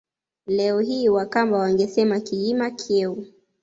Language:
Swahili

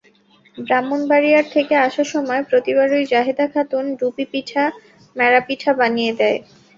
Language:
Bangla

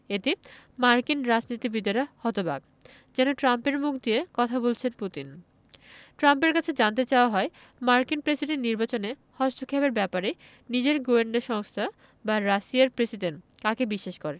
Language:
Bangla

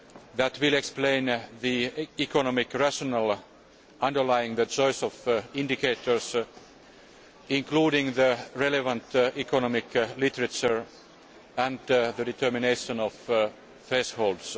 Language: English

